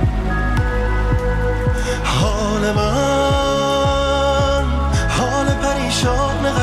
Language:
Persian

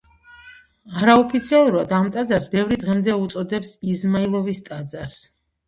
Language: Georgian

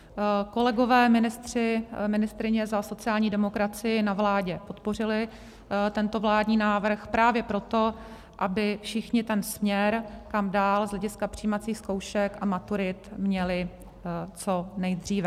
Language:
Czech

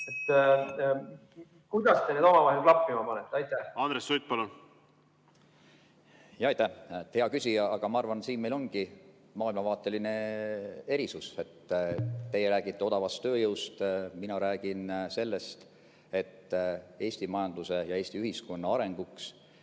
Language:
Estonian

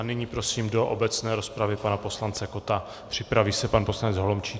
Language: Czech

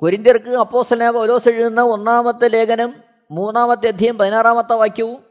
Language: Malayalam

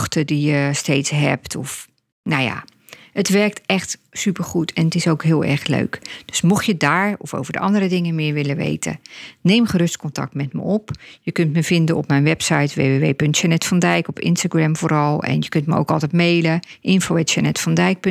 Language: Dutch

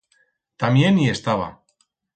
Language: Aragonese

